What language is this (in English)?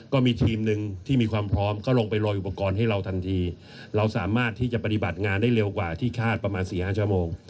Thai